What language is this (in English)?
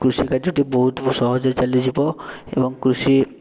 Odia